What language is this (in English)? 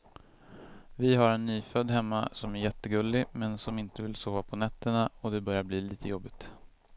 Swedish